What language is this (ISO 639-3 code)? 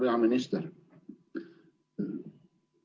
est